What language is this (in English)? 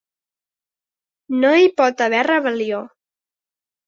Catalan